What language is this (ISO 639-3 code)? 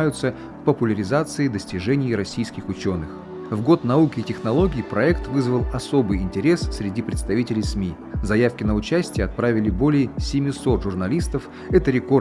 rus